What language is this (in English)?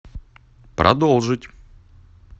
Russian